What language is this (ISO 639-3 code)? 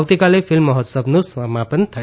guj